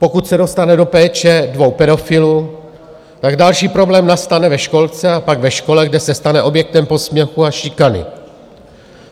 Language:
Czech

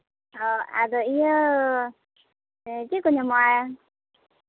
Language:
Santali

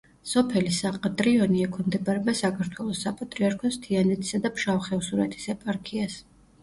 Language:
Georgian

